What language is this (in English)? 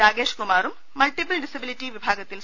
Malayalam